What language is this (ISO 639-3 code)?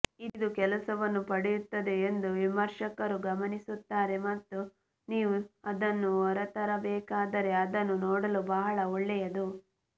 kan